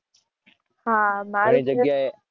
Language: Gujarati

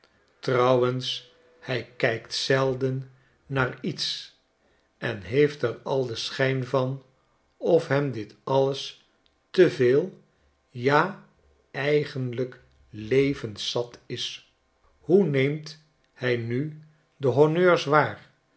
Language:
Dutch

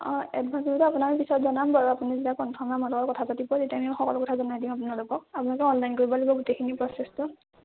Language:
Assamese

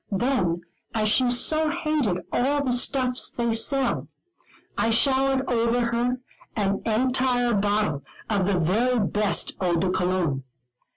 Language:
English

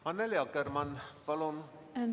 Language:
Estonian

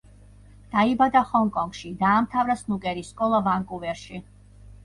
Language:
Georgian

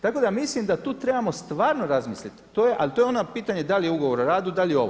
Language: Croatian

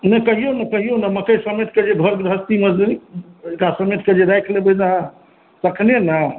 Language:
Maithili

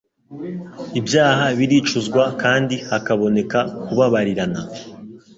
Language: Kinyarwanda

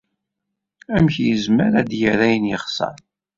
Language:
Kabyle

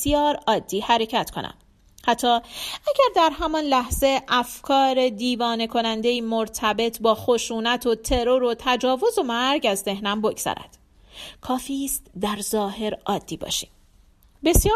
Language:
Persian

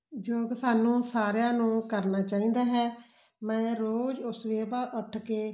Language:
Punjabi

